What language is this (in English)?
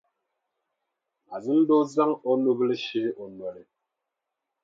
Dagbani